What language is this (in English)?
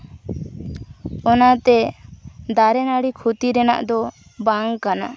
Santali